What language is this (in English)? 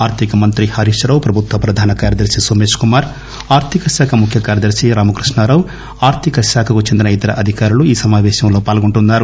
Telugu